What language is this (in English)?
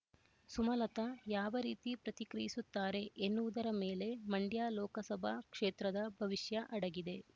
Kannada